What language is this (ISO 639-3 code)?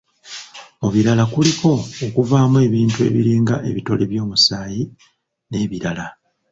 lug